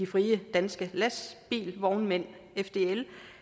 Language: Danish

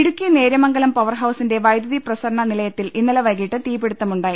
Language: Malayalam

